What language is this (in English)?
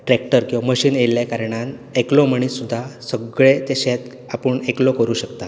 Konkani